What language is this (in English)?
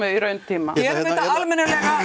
Icelandic